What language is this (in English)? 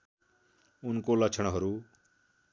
Nepali